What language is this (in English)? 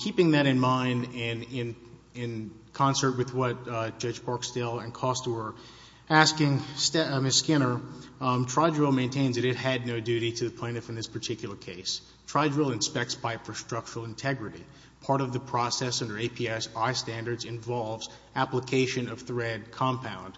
English